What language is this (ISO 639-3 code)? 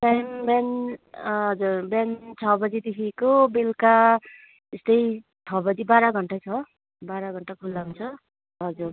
nep